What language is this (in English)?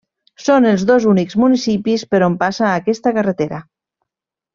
Catalan